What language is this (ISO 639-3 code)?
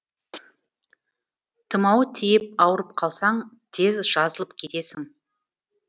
kaz